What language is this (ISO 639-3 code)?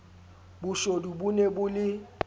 sot